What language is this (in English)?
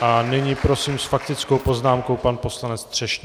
Czech